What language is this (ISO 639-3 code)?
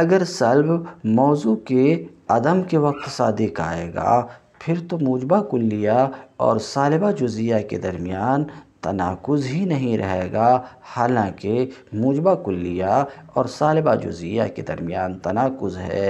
hin